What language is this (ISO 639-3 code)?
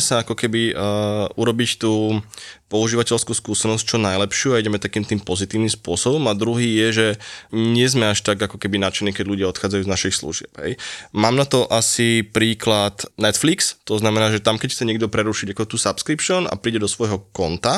slk